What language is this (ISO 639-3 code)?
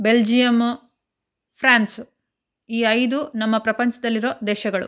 kan